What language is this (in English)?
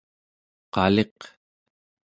Central Yupik